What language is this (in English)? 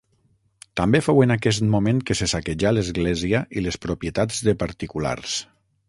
Catalan